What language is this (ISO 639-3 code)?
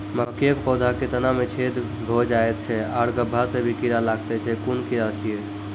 mai